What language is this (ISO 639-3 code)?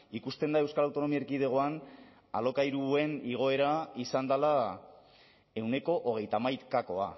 eus